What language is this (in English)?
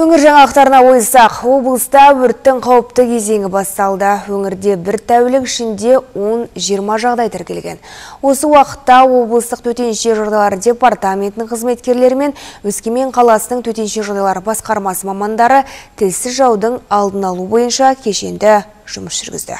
Turkish